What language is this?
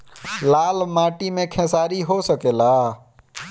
Bhojpuri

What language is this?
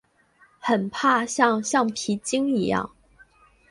Chinese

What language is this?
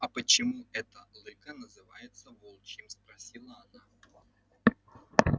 Russian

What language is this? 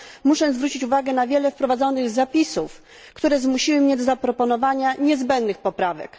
Polish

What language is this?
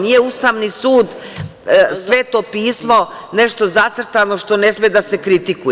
Serbian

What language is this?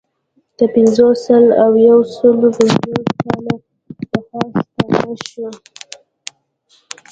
Pashto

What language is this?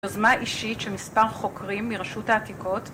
Hebrew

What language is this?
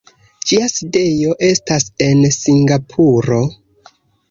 Esperanto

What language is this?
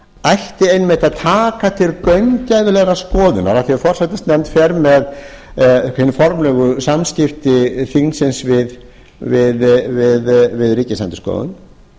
Icelandic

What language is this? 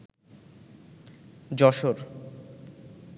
Bangla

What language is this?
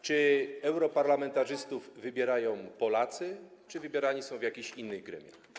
Polish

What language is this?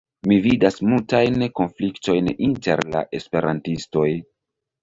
Esperanto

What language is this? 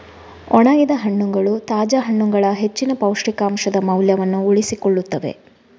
Kannada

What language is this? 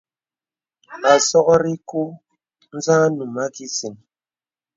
Bebele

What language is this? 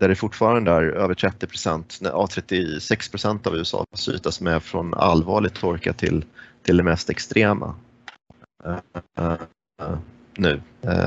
Swedish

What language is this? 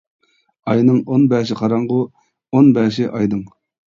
Uyghur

